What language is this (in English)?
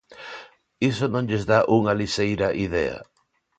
Galician